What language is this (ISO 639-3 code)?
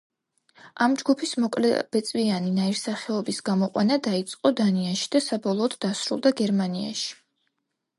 kat